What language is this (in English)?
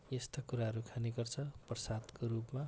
Nepali